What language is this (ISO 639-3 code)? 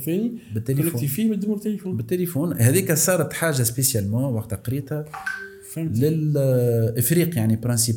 ara